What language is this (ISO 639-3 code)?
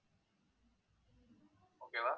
tam